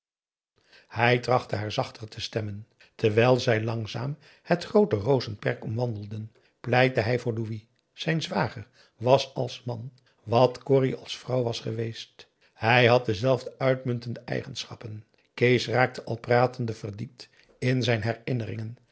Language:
Dutch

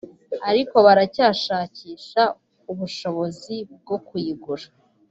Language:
Kinyarwanda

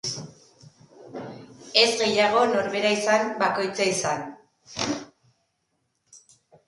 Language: Basque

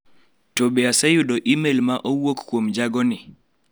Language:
Luo (Kenya and Tanzania)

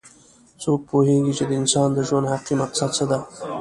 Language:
Pashto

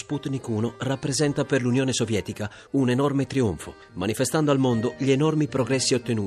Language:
Italian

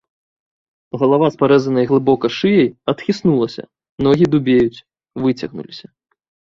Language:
Belarusian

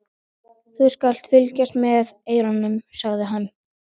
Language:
Icelandic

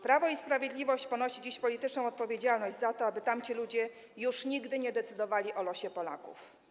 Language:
Polish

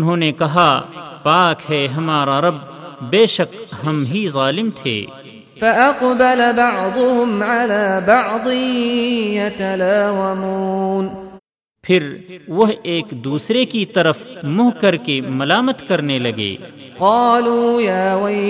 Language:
Urdu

